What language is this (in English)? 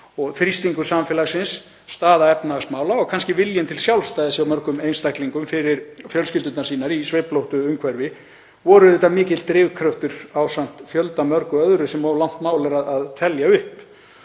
Icelandic